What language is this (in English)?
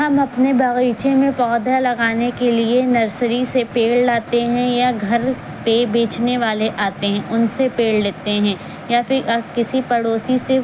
Urdu